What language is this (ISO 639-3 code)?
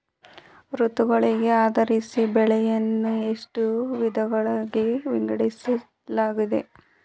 kan